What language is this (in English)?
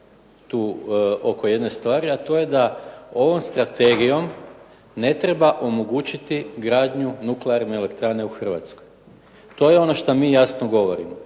Croatian